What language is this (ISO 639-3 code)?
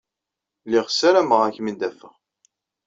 kab